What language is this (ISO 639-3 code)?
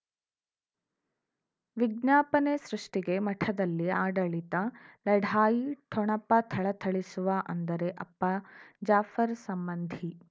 kan